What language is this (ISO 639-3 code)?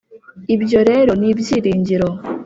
kin